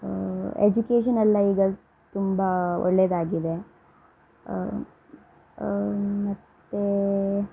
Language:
Kannada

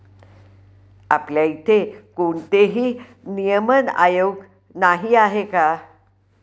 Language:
Marathi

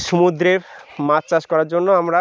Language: Bangla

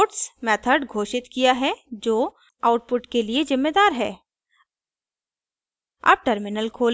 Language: Hindi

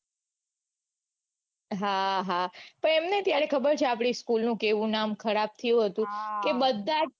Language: Gujarati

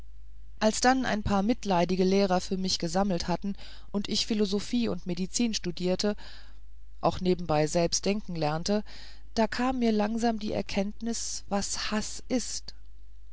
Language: German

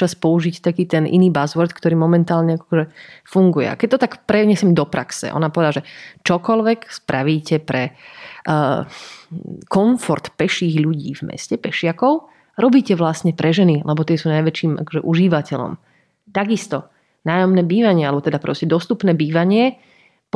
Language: Slovak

